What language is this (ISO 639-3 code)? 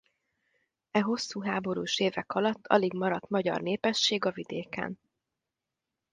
hun